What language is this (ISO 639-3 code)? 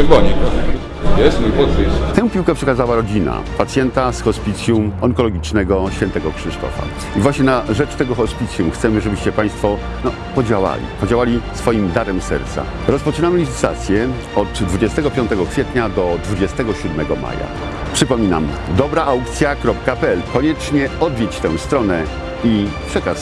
pol